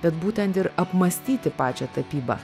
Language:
Lithuanian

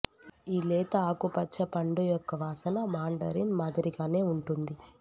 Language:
Telugu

